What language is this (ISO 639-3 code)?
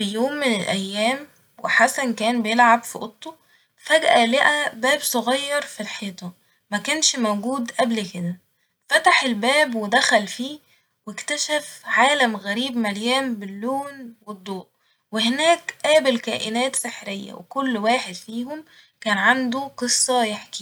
arz